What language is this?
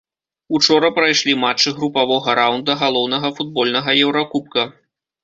Belarusian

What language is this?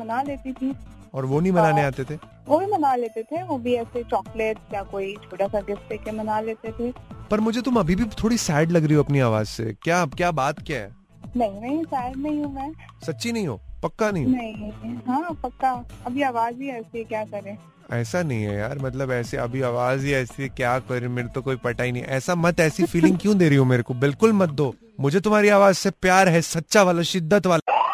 Hindi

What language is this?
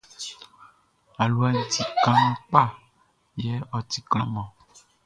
Baoulé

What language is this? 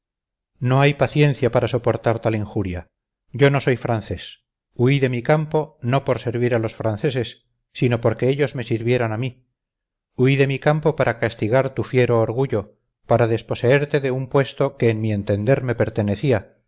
Spanish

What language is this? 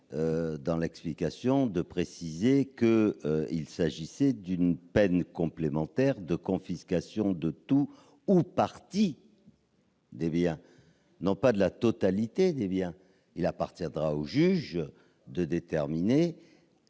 French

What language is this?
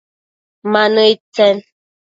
Matsés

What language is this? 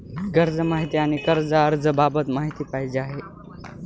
Marathi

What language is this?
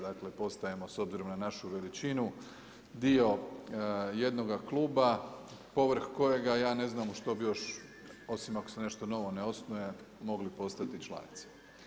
Croatian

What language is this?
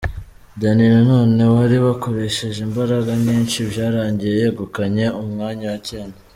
Kinyarwanda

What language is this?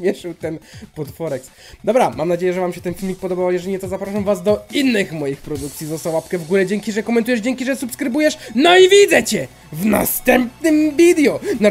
Polish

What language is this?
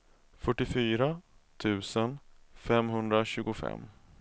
Swedish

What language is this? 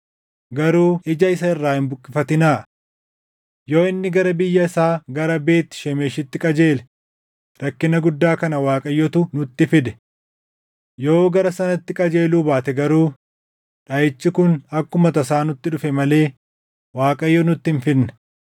Oromo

